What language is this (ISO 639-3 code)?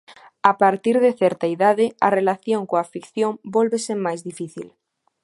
glg